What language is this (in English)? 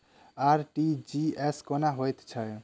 Maithili